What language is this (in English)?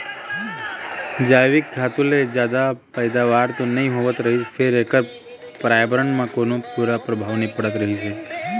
Chhattisgarhi